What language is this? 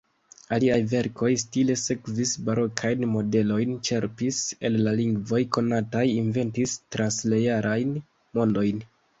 Esperanto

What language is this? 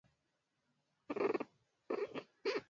Swahili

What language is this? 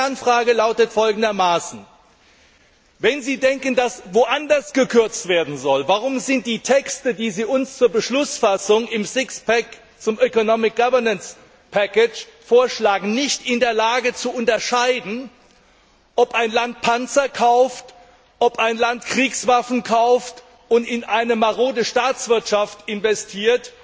German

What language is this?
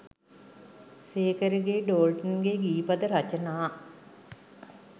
Sinhala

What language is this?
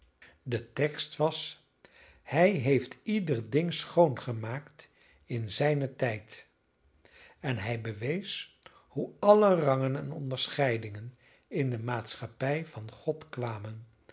Dutch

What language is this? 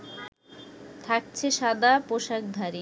Bangla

